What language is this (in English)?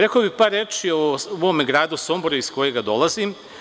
Serbian